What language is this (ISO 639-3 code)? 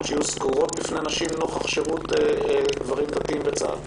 heb